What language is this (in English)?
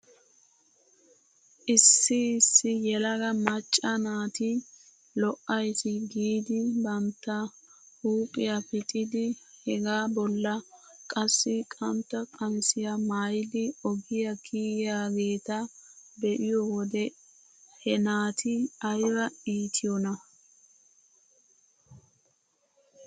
Wolaytta